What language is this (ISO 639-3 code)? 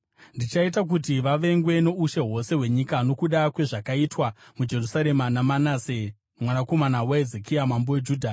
sna